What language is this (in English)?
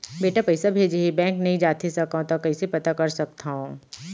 Chhattisgarhi